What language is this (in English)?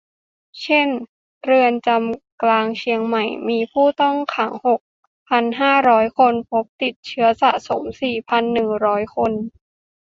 Thai